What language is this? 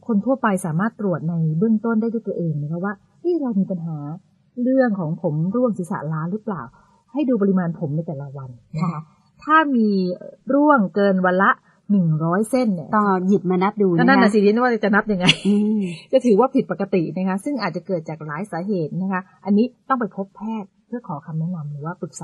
Thai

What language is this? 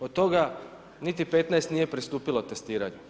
Croatian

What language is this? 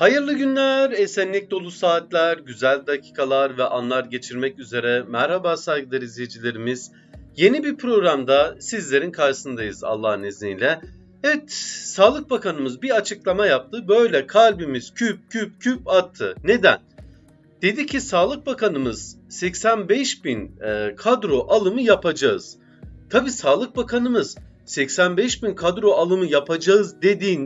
Turkish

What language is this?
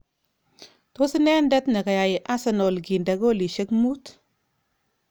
Kalenjin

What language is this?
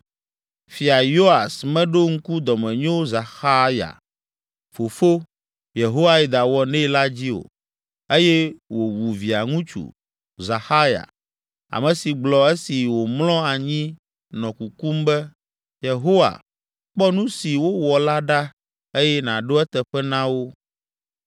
Ewe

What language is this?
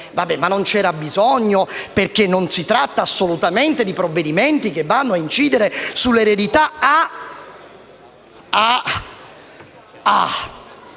Italian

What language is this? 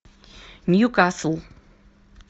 Russian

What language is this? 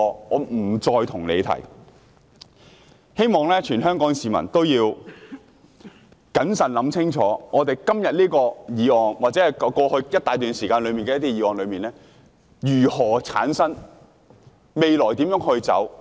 Cantonese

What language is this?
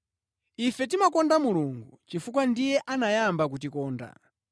Nyanja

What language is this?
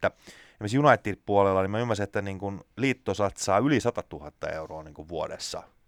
Finnish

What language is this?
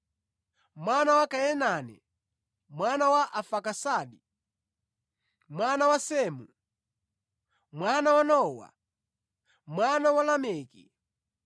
Nyanja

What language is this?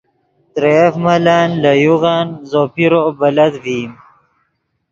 Yidgha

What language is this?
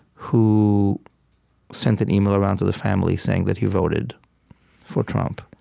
English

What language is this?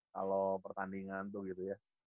Indonesian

